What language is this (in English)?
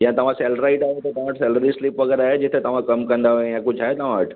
Sindhi